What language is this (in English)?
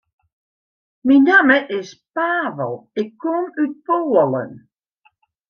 Western Frisian